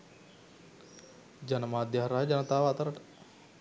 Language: Sinhala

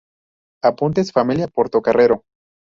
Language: Spanish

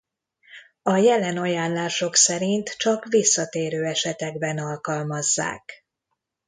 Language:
Hungarian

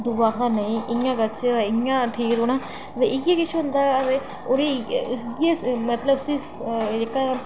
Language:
Dogri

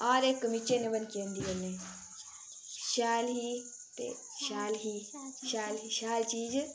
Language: Dogri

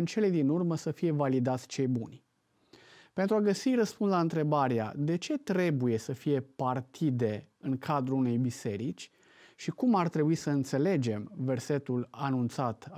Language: Romanian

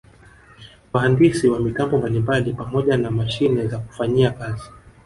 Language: Swahili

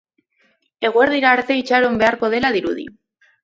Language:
Basque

